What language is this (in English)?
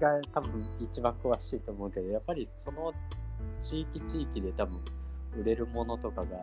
Japanese